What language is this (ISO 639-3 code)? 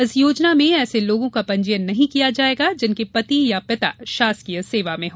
hin